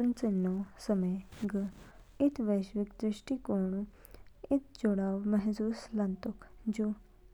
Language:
Kinnauri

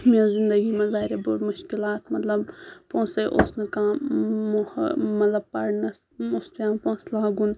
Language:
Kashmiri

